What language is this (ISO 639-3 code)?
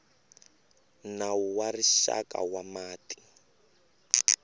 tso